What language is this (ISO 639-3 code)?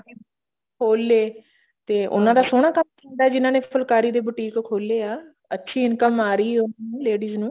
pan